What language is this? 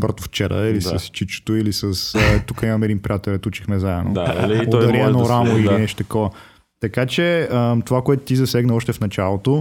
Bulgarian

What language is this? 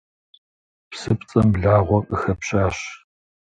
Kabardian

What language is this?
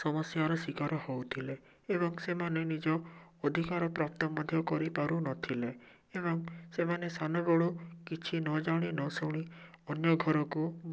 Odia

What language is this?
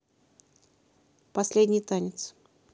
Russian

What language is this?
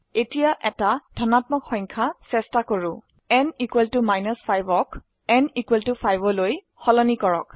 Assamese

